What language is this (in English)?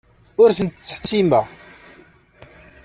Kabyle